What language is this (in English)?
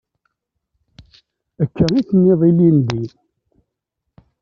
Kabyle